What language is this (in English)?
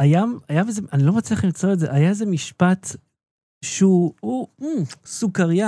Hebrew